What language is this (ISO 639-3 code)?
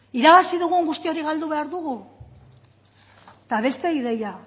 eus